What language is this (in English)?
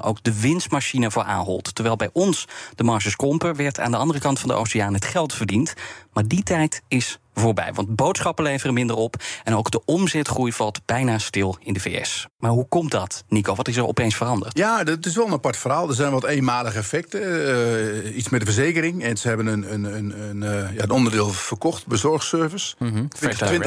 Dutch